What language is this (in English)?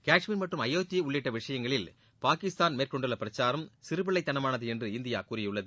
Tamil